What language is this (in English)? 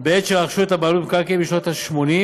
Hebrew